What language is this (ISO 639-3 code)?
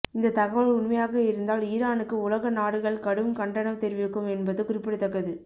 tam